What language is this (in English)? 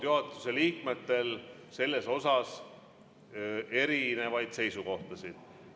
Estonian